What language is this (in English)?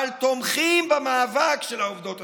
Hebrew